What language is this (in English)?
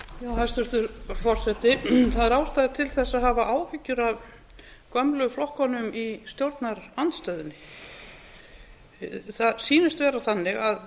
Icelandic